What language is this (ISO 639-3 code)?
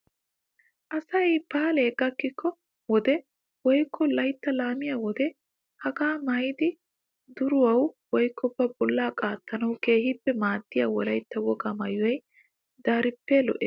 wal